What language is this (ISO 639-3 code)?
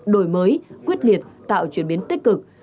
vie